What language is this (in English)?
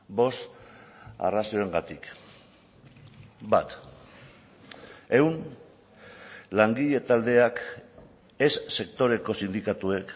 Basque